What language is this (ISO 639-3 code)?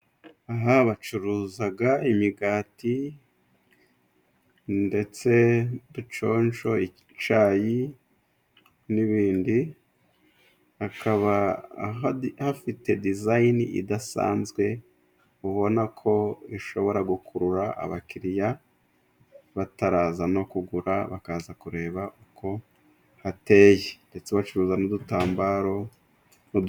kin